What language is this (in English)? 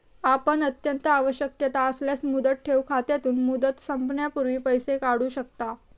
Marathi